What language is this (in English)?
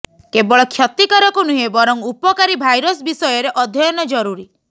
Odia